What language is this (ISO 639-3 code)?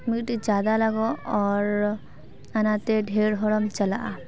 sat